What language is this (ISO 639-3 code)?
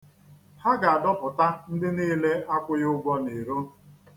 ibo